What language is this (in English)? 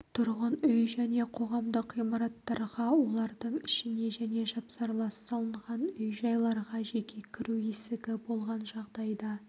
Kazakh